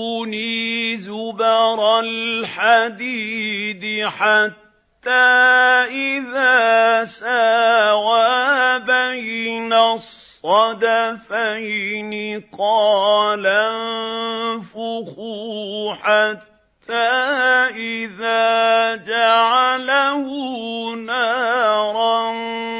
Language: Arabic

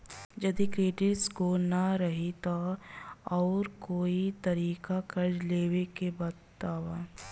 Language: Bhojpuri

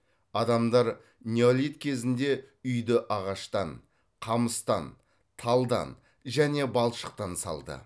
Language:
Kazakh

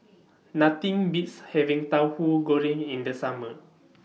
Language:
English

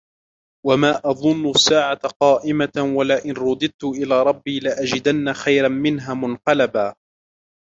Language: Arabic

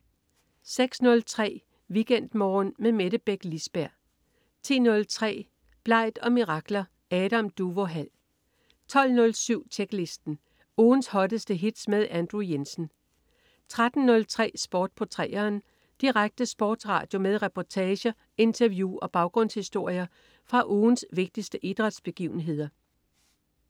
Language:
Danish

